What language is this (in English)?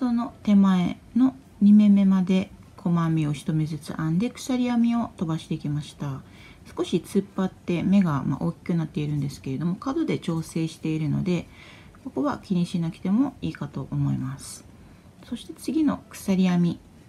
Japanese